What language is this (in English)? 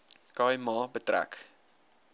Afrikaans